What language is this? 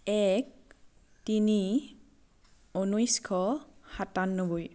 Assamese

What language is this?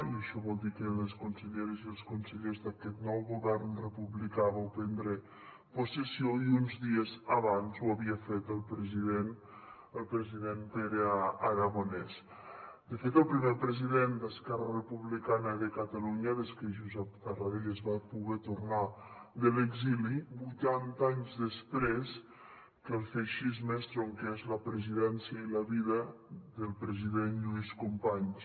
Catalan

